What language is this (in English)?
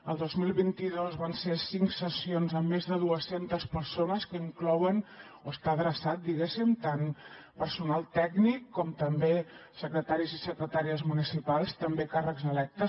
Catalan